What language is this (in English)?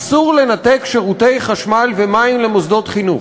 Hebrew